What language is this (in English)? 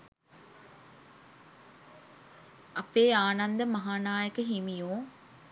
Sinhala